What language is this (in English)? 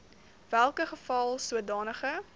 Afrikaans